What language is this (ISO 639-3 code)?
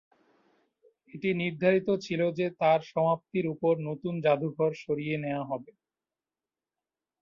ben